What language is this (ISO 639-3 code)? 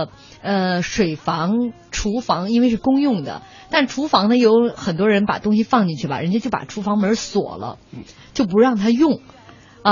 zho